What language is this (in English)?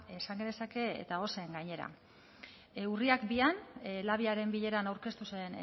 Basque